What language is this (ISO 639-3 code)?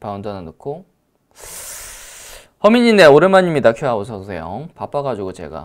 kor